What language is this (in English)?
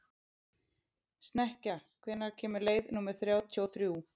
Icelandic